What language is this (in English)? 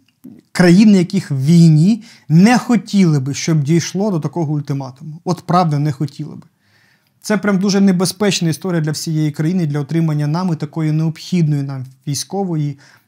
Ukrainian